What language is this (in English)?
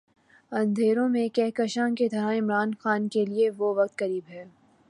Urdu